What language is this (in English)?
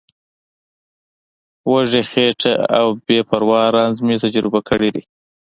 Pashto